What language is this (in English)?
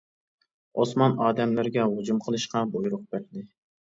Uyghur